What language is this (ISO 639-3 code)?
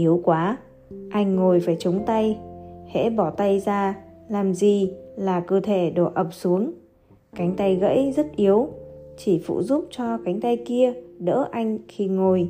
vie